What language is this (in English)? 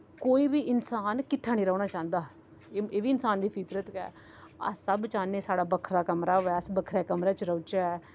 Dogri